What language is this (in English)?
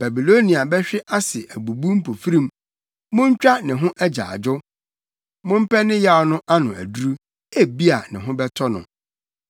Akan